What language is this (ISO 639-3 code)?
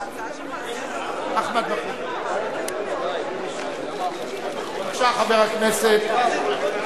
heb